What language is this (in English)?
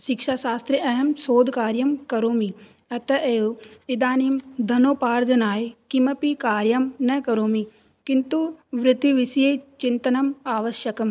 Sanskrit